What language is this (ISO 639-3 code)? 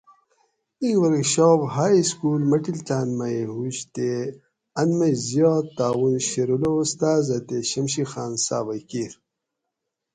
gwc